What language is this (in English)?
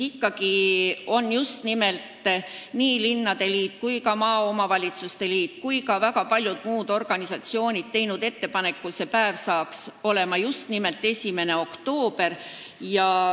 Estonian